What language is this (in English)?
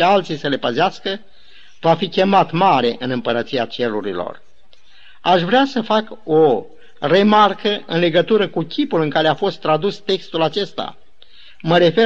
Romanian